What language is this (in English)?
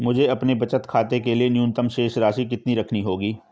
Hindi